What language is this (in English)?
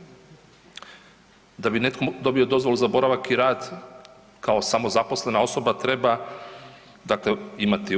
Croatian